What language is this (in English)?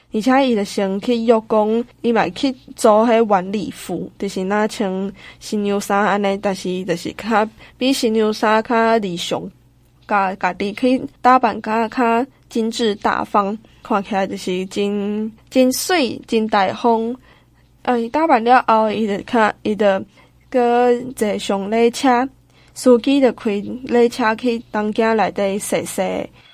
Chinese